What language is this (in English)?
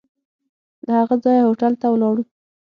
Pashto